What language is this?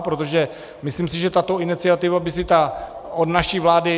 Czech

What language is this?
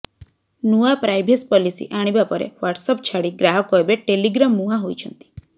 Odia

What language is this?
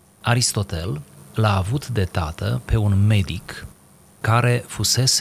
Romanian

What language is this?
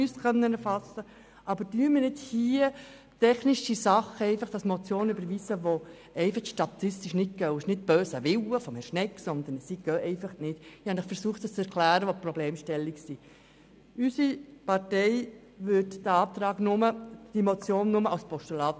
Swiss German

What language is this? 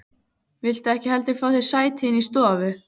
Icelandic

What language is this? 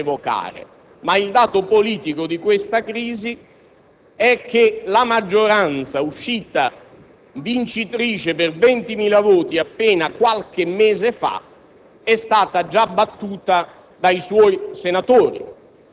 Italian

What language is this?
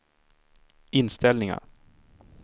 Swedish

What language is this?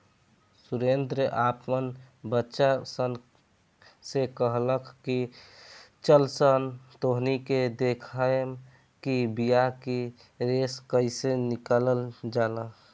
Bhojpuri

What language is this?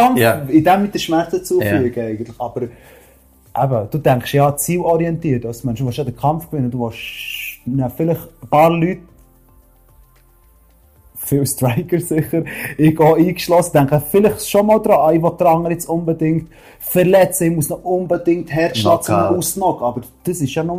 German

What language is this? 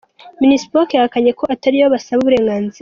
Kinyarwanda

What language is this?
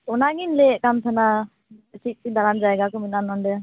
Santali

